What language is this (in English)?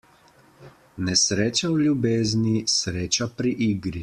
Slovenian